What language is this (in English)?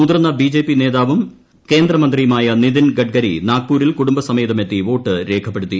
Malayalam